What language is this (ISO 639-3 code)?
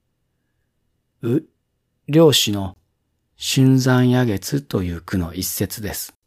jpn